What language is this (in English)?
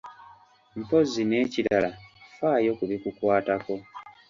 Ganda